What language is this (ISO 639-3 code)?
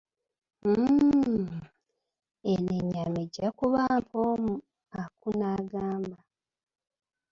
lug